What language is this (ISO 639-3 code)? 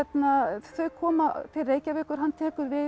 isl